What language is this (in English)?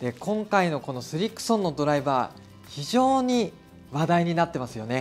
Japanese